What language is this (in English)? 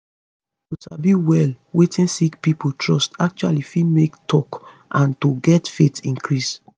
Nigerian Pidgin